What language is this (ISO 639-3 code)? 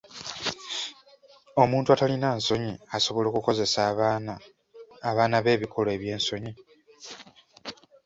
lug